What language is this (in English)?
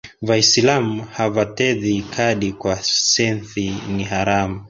Swahili